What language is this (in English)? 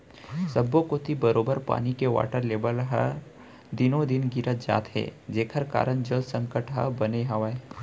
Chhattisgarhi